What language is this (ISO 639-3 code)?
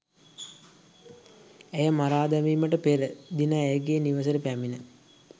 sin